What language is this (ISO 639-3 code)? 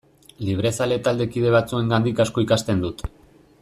eus